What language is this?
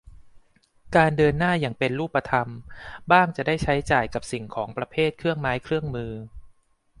Thai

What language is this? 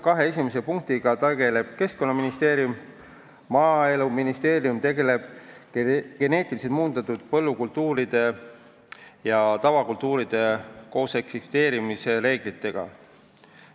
Estonian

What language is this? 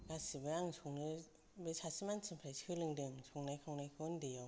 Bodo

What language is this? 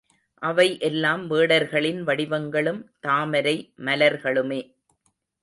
Tamil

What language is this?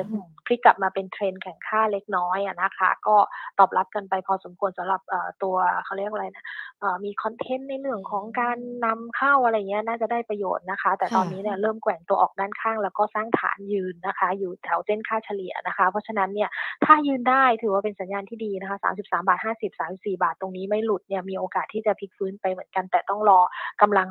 Thai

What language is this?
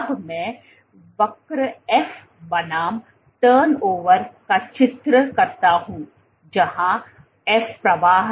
Hindi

